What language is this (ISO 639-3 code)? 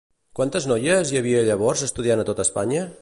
cat